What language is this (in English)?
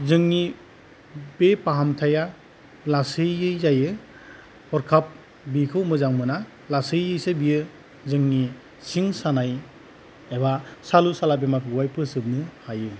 Bodo